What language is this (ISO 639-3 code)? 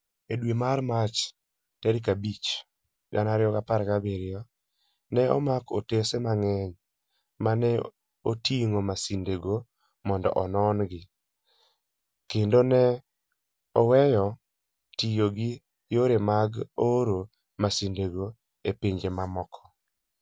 luo